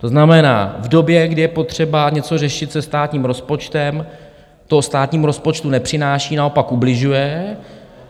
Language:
Czech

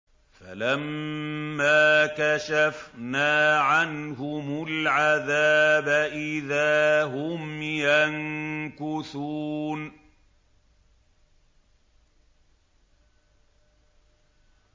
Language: Arabic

